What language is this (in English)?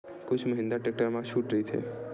Chhattisgarhi